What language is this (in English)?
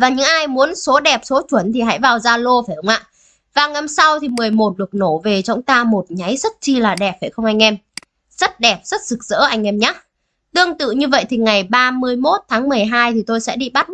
Vietnamese